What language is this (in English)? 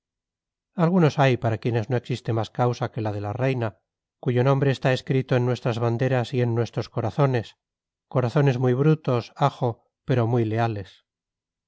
Spanish